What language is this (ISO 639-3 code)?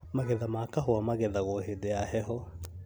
kik